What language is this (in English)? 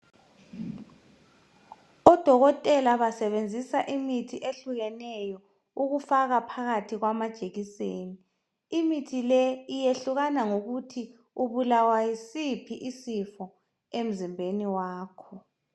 North Ndebele